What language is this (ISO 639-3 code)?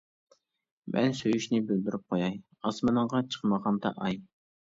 uig